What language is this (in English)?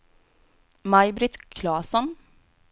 Swedish